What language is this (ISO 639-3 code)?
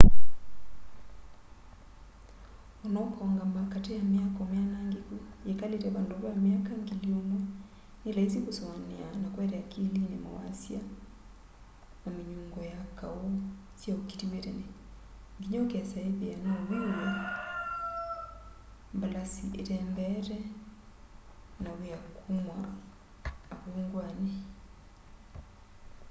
kam